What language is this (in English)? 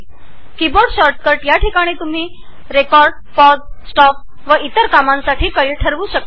Marathi